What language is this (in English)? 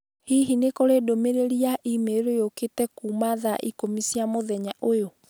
Kikuyu